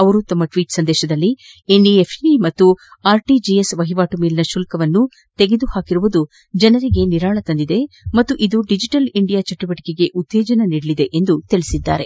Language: Kannada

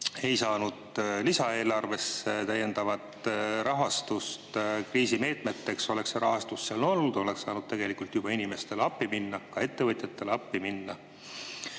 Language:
Estonian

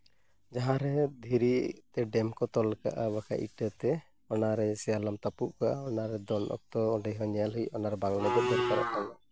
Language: Santali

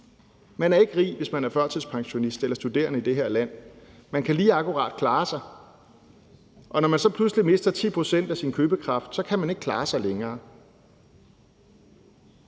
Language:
Danish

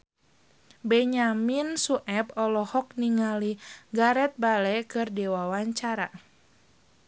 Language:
Sundanese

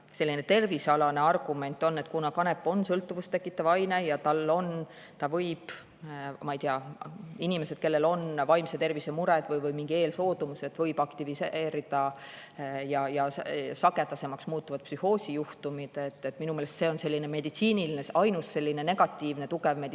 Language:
Estonian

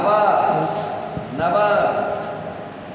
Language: Sanskrit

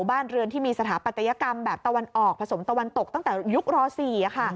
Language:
Thai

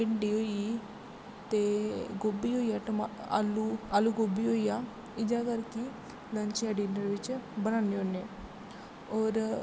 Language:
Dogri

